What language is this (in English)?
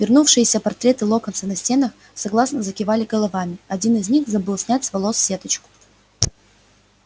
Russian